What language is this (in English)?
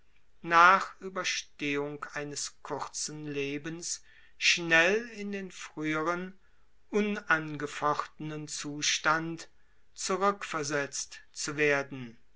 German